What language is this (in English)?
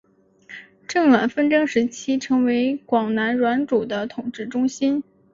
Chinese